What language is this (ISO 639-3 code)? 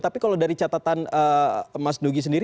ind